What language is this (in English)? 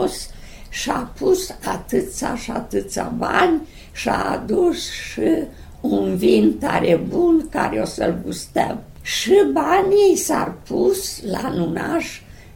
Romanian